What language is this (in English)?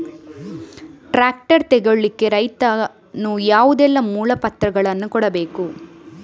Kannada